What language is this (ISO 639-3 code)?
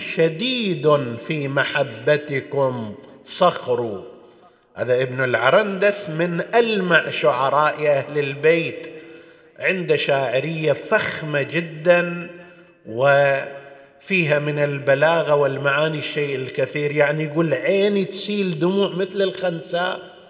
ara